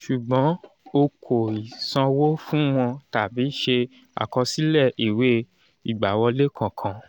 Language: Yoruba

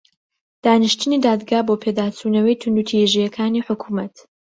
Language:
Central Kurdish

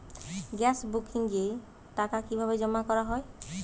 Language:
Bangla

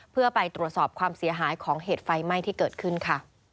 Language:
Thai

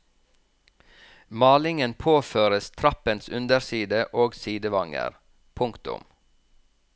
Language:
Norwegian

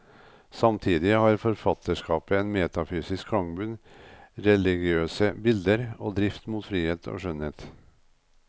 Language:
Norwegian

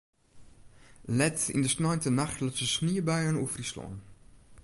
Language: Western Frisian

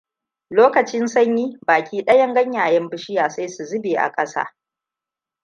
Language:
Hausa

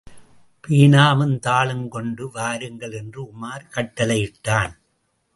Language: Tamil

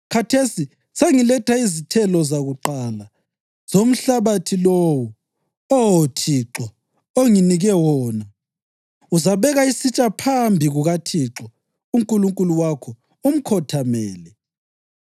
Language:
North Ndebele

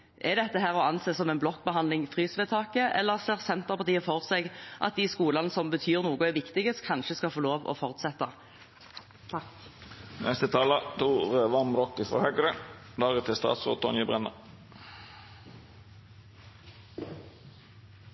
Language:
Norwegian Bokmål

